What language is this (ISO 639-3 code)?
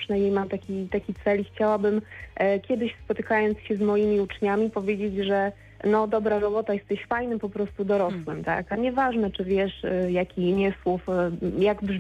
pol